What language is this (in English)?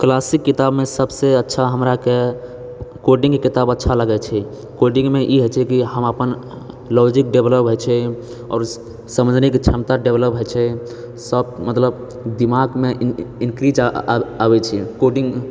Maithili